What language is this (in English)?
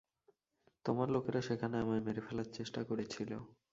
Bangla